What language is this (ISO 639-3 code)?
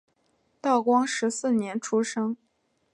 zho